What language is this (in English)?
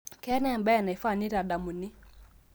Masai